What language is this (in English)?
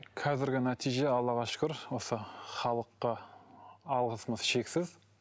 Kazakh